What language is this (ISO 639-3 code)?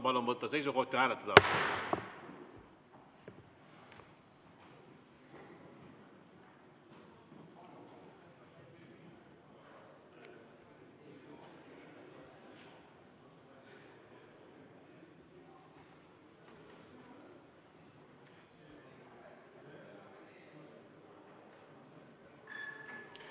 est